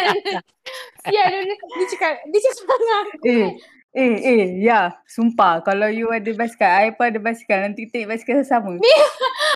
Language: Malay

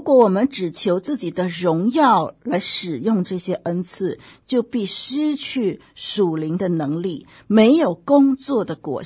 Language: Chinese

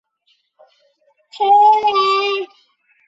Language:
Chinese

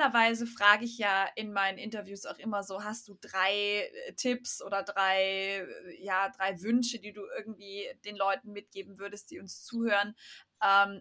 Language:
German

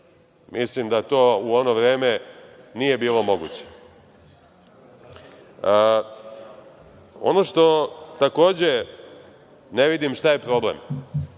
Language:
Serbian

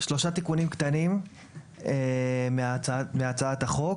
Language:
Hebrew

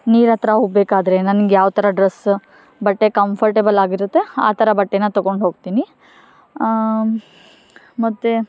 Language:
Kannada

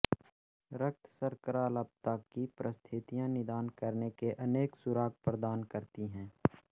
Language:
Hindi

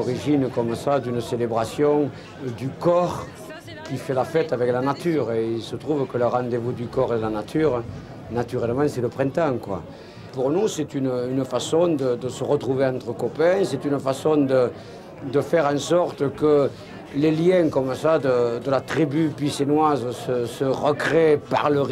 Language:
French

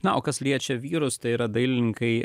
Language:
Lithuanian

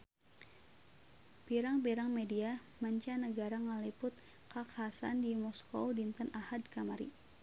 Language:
Sundanese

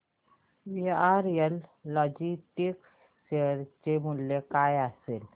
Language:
Marathi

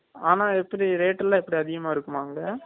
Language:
Tamil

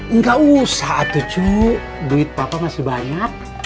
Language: Indonesian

